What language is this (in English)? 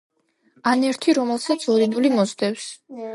Georgian